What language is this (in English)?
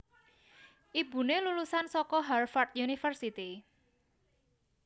Javanese